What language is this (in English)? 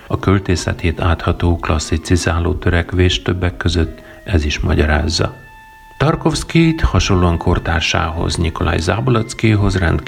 Hungarian